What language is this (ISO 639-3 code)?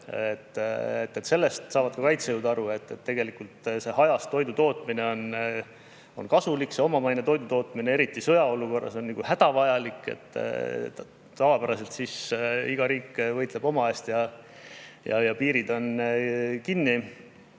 est